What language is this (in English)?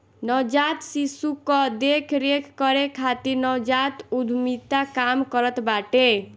Bhojpuri